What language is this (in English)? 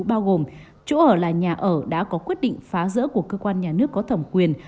Vietnamese